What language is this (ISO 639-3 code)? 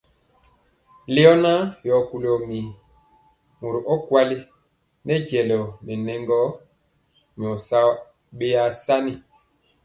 mcx